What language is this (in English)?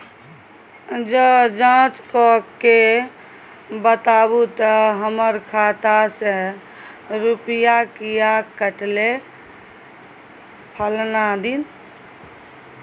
Maithili